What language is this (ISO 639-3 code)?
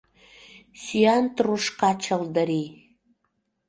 chm